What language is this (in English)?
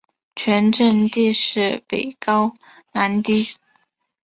Chinese